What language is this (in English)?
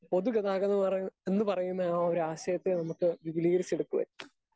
Malayalam